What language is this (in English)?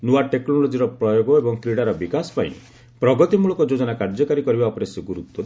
Odia